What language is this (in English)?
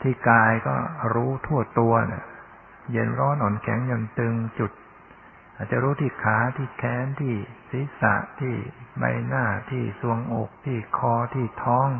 Thai